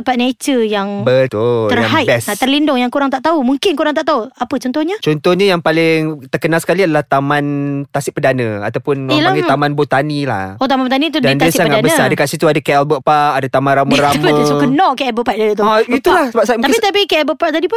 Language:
Malay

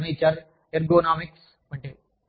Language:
Telugu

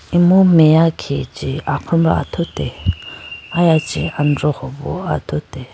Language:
Idu-Mishmi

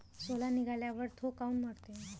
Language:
Marathi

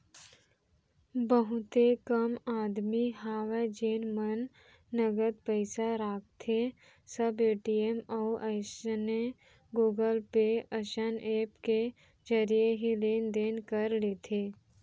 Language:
Chhattisgarhi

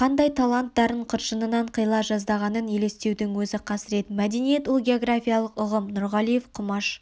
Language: Kazakh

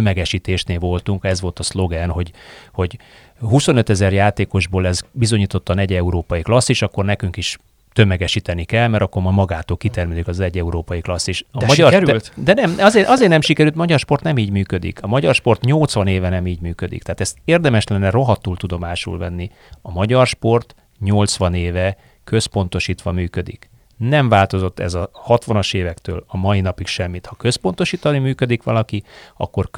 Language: Hungarian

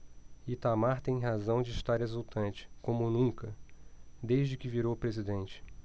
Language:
Portuguese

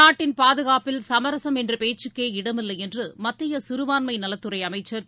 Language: Tamil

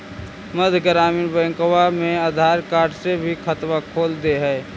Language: Magahi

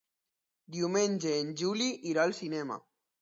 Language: Catalan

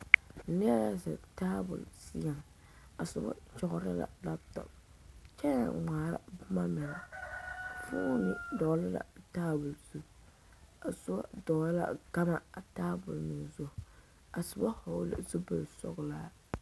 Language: Southern Dagaare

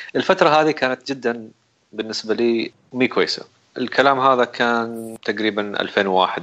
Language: Arabic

